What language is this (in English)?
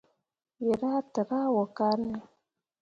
Mundang